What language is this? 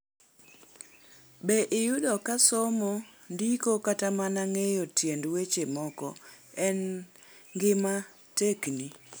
Luo (Kenya and Tanzania)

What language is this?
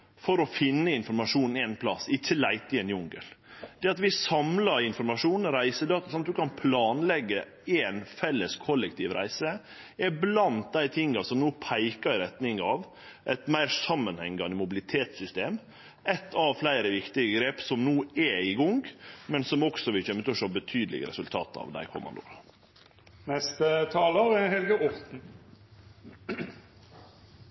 Norwegian Nynorsk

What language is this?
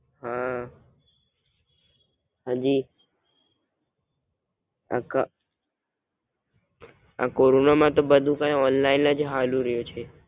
Gujarati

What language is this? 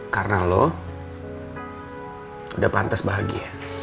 Indonesian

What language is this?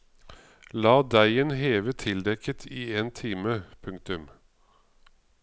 Norwegian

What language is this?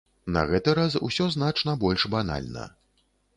Belarusian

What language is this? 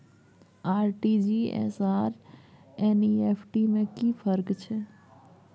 Maithili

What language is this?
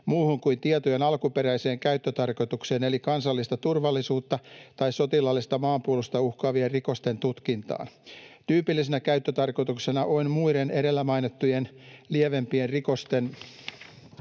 Finnish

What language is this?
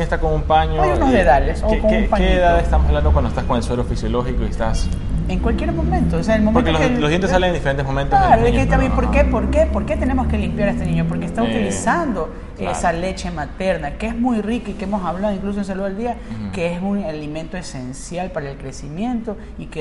Spanish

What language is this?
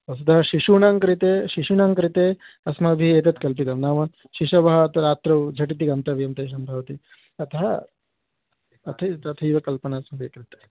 Sanskrit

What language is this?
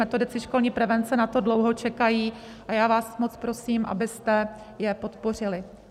Czech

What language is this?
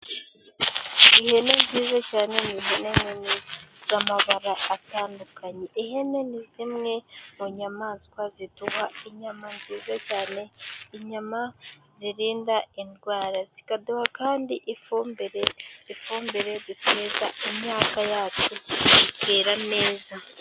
Kinyarwanda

